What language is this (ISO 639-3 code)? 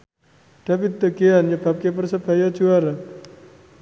jav